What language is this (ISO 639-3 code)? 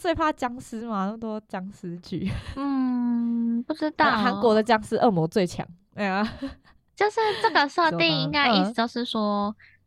zho